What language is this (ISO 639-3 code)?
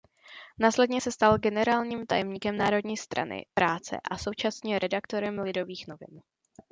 ces